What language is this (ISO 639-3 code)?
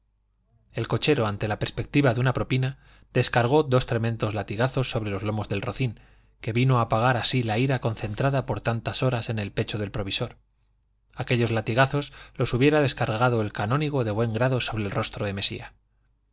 spa